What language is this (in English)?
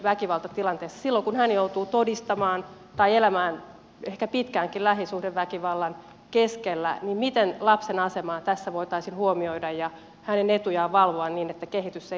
Finnish